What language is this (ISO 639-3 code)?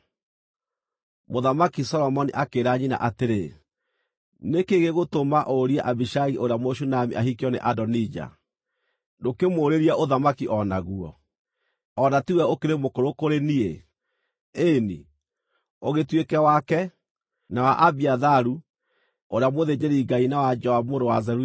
kik